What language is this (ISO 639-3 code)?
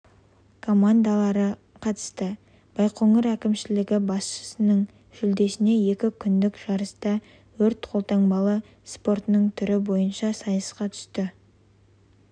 kaz